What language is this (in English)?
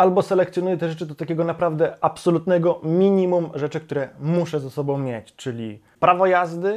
Polish